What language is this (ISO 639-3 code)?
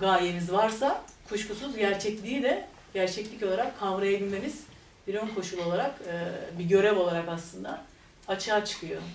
tur